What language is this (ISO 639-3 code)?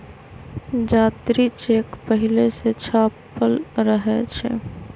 mag